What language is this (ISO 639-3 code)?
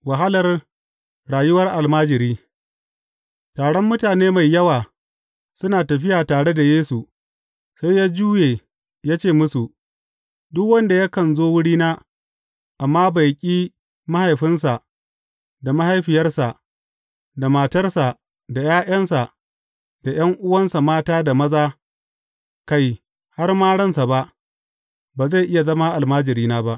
hau